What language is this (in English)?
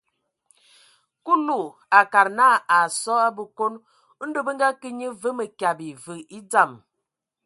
Ewondo